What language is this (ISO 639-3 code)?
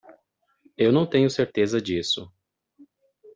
por